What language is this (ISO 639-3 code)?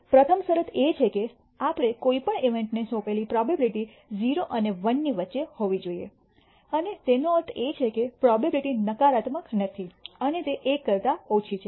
guj